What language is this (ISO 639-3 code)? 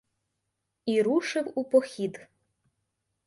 ukr